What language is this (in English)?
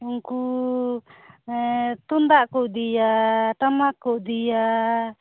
Santali